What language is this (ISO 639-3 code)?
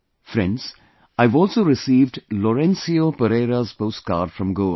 eng